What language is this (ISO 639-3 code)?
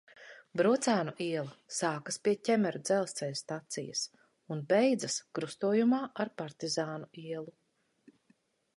lav